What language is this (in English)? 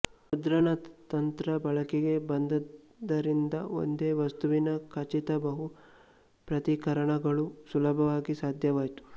Kannada